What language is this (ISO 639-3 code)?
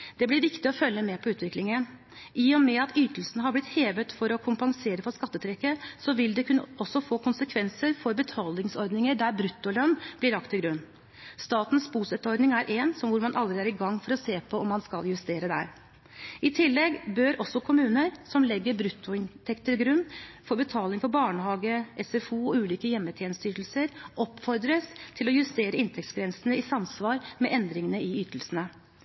nob